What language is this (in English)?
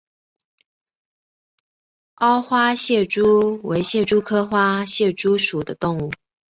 Chinese